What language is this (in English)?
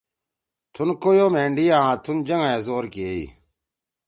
Torwali